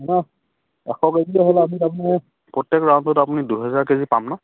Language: Assamese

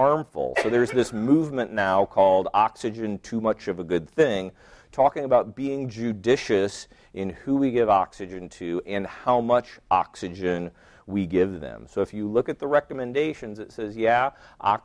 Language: English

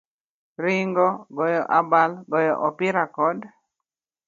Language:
Luo (Kenya and Tanzania)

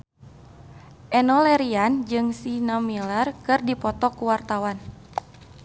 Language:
Sundanese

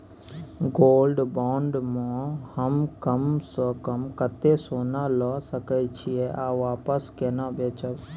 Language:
Maithili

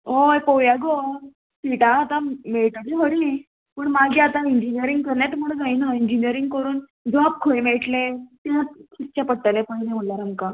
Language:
Konkani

